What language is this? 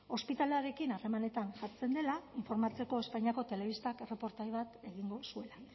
Basque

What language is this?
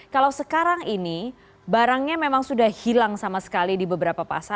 Indonesian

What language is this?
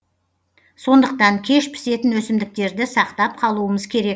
Kazakh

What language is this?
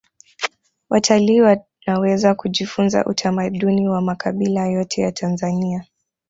Swahili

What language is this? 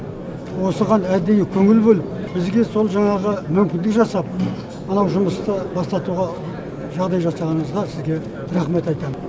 Kazakh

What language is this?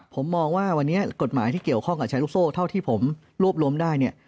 Thai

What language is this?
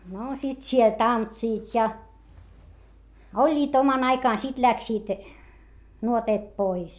Finnish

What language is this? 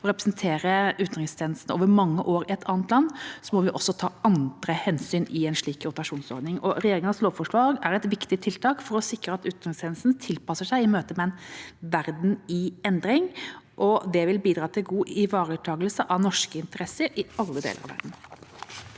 Norwegian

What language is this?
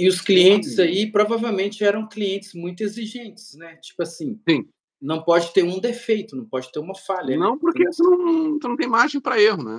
Portuguese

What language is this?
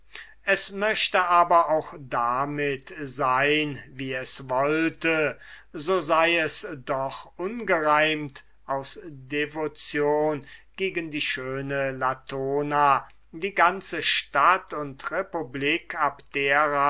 German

